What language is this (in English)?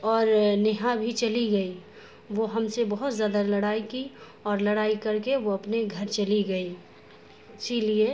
Urdu